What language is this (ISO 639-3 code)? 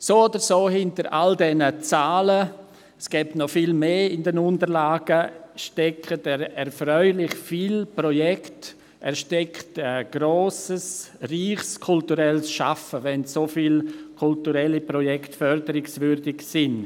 gsw